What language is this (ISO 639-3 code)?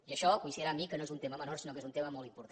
cat